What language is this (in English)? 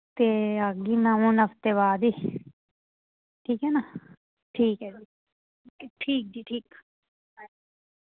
Dogri